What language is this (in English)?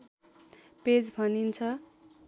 Nepali